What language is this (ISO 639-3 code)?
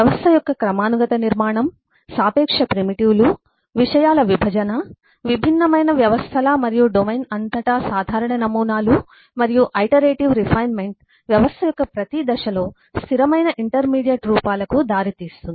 tel